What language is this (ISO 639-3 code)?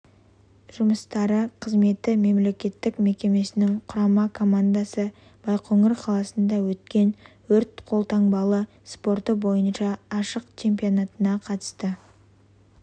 kaz